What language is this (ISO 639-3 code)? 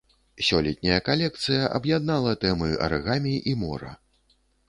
bel